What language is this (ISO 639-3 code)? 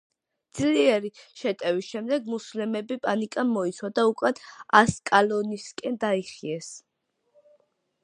kat